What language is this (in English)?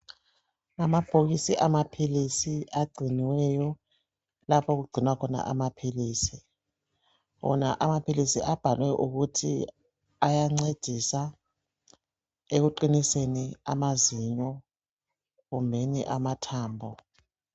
North Ndebele